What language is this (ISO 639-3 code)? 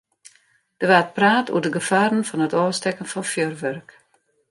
fry